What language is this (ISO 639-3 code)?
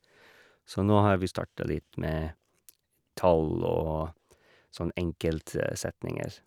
nor